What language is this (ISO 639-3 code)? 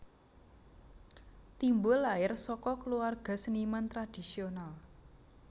jav